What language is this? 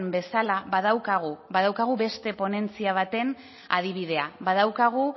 Basque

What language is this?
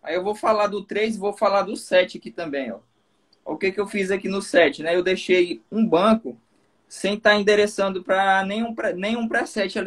Portuguese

